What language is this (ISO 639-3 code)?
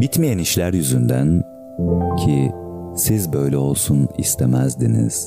tur